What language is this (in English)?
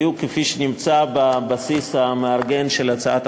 Hebrew